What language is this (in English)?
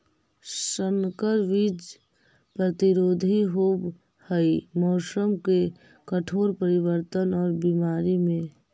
Magahi